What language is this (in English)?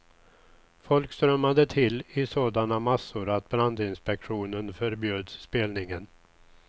Swedish